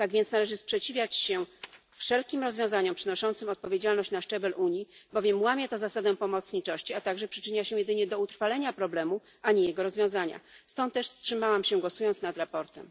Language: Polish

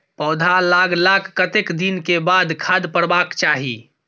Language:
Maithili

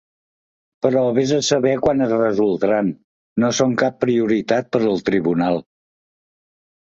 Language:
Catalan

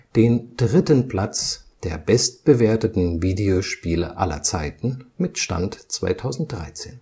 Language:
German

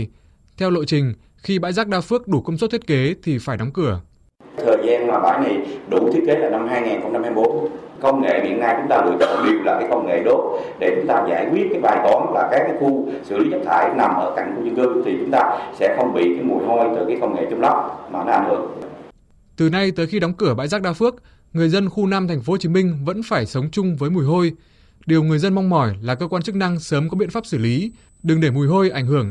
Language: Vietnamese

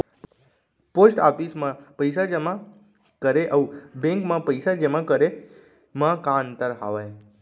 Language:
Chhattisgarhi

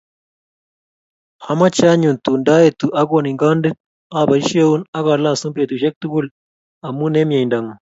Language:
Kalenjin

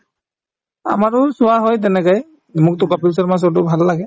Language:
Assamese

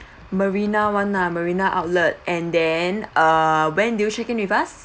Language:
English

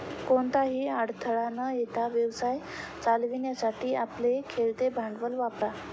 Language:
Marathi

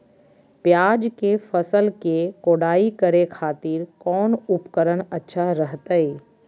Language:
Magahi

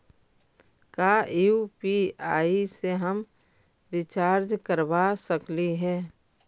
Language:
Magahi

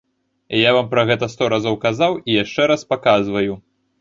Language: Belarusian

